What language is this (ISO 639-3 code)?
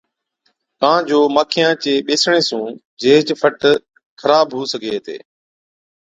odk